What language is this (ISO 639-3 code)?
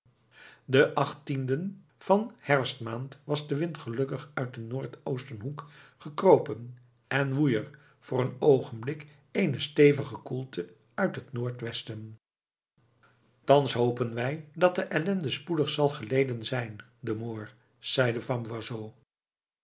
nld